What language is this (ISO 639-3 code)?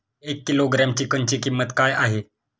mar